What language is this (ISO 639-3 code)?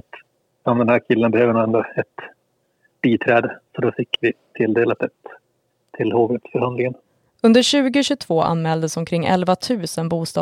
swe